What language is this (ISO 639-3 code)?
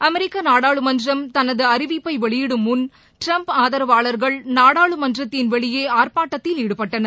tam